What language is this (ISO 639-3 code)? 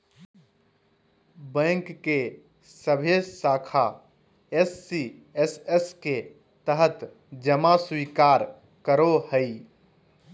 mag